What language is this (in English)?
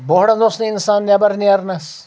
Kashmiri